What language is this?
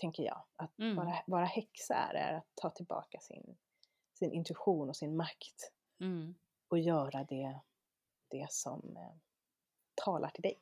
Swedish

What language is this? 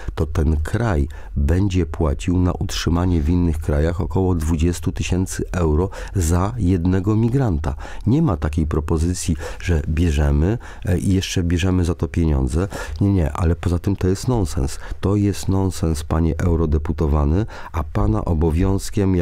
Polish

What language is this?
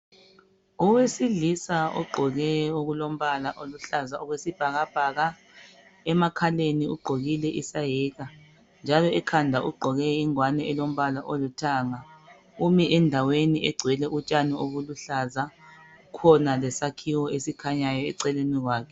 North Ndebele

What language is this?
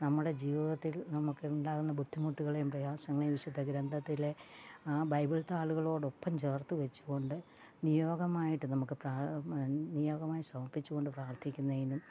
Malayalam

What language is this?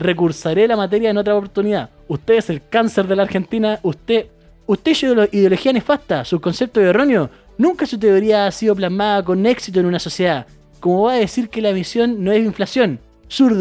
Spanish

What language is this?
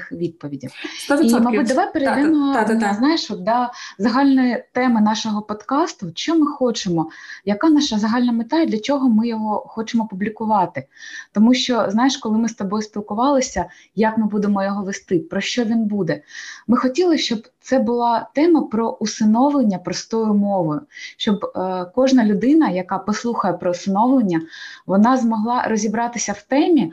Ukrainian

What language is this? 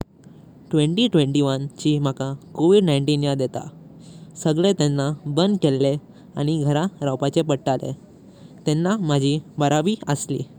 Konkani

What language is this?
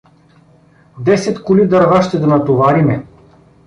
Bulgarian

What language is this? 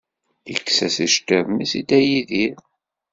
Kabyle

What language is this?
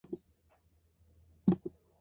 Korean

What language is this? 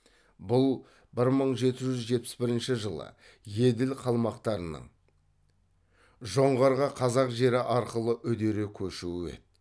Kazakh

